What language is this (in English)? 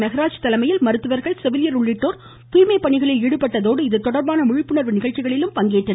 Tamil